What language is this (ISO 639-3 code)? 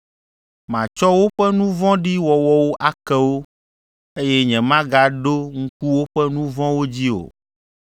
ewe